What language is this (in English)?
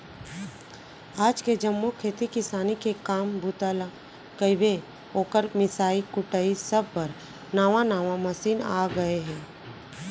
Chhattisgarhi